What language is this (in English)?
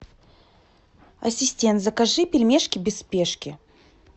Russian